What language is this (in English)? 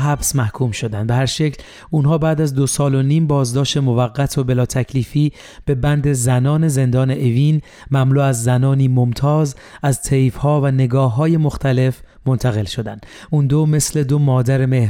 Persian